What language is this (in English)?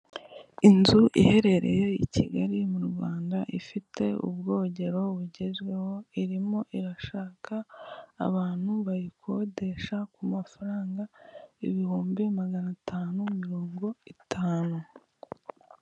Kinyarwanda